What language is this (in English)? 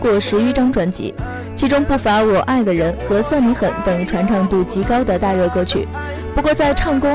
Chinese